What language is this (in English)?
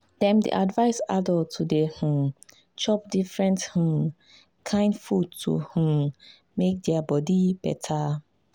Nigerian Pidgin